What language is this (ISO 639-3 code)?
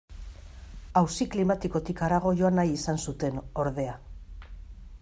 eus